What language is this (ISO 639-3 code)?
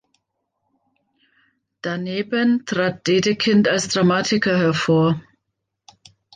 deu